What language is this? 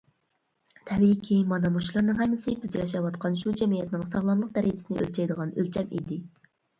Uyghur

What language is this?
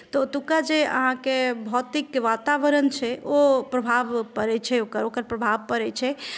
Maithili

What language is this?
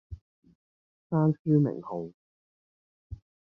Cantonese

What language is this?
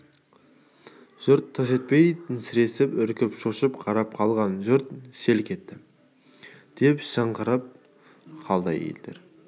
Kazakh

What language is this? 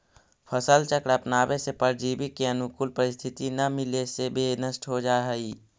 Magahi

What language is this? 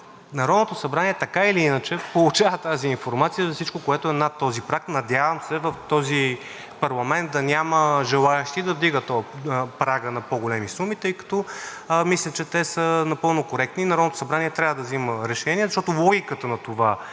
Bulgarian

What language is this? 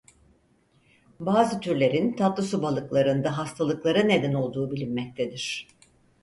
Turkish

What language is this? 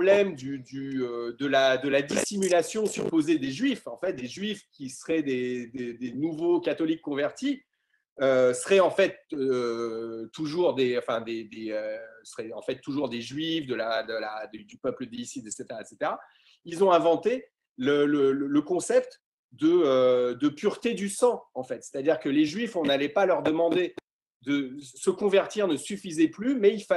French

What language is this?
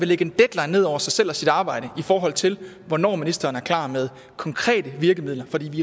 Danish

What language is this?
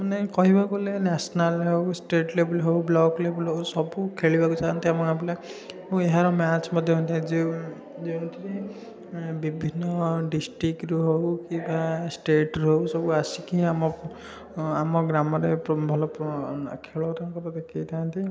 Odia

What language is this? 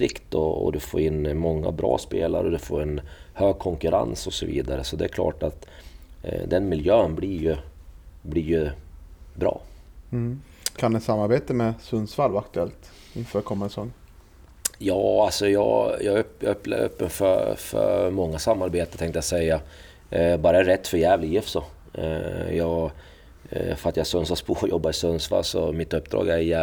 Swedish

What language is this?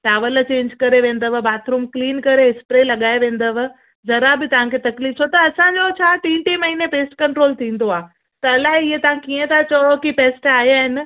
Sindhi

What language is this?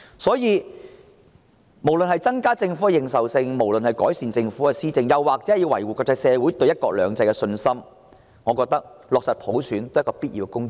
Cantonese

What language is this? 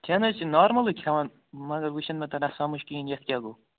Kashmiri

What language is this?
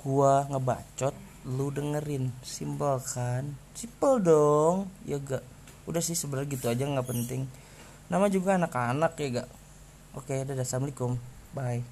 Indonesian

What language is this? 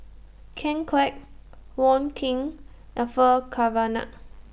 English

